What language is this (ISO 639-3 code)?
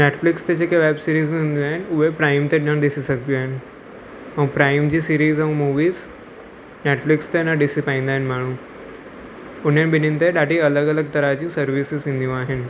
snd